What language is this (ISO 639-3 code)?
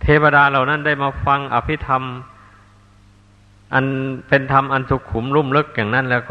tha